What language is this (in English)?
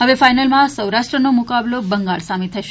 Gujarati